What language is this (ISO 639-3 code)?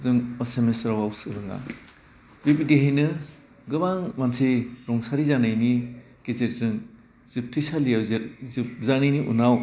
brx